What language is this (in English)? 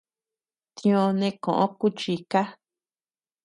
Tepeuxila Cuicatec